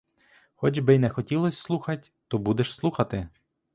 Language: Ukrainian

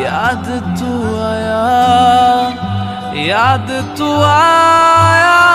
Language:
Hindi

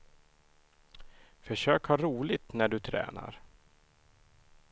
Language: Swedish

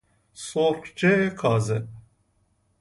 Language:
Persian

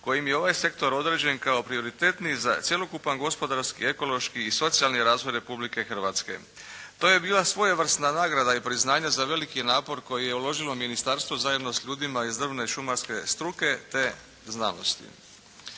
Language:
Croatian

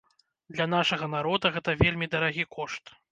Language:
Belarusian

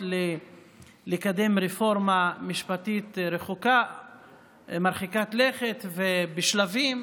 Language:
Hebrew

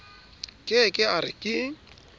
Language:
Southern Sotho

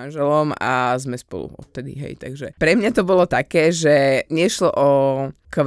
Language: Slovak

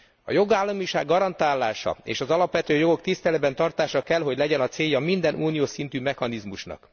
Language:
Hungarian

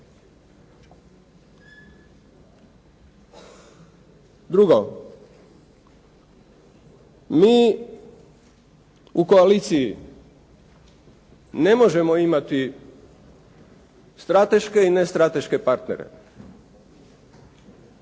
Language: Croatian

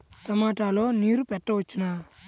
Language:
Telugu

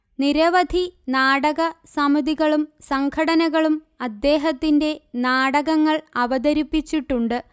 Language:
Malayalam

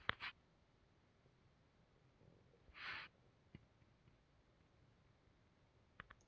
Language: Kannada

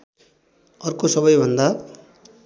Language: Nepali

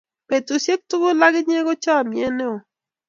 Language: Kalenjin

